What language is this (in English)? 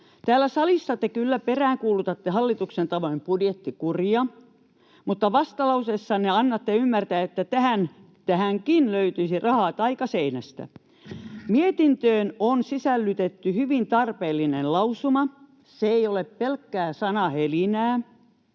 Finnish